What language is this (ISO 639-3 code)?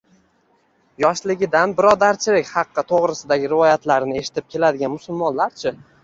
uzb